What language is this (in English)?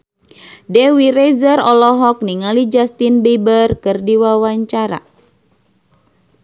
Sundanese